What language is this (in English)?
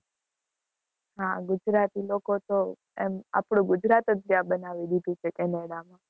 Gujarati